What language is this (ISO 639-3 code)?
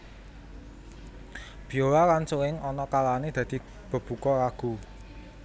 jav